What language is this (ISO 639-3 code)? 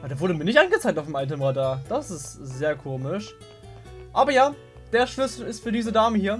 deu